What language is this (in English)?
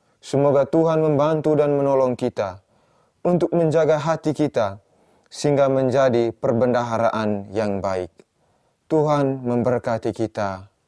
Indonesian